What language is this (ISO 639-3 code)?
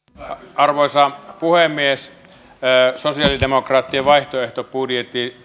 fin